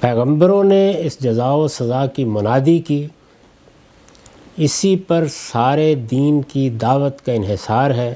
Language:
Urdu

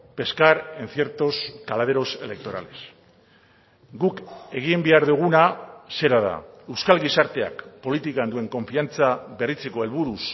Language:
Basque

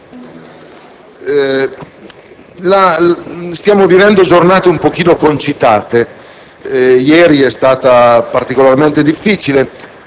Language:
Italian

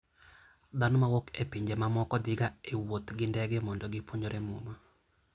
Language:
Luo (Kenya and Tanzania)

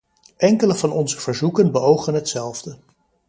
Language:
Dutch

